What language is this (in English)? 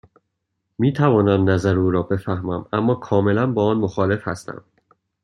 Persian